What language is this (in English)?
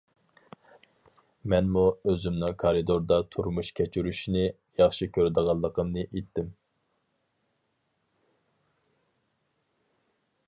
Uyghur